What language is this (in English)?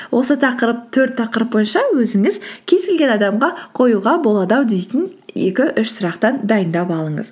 Kazakh